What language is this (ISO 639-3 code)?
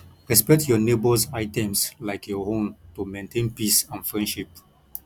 pcm